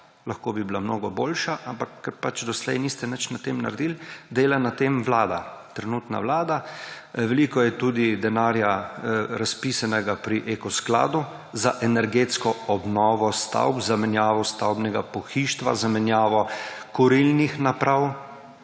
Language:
Slovenian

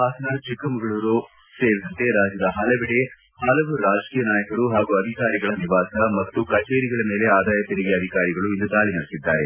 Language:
Kannada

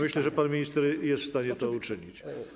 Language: Polish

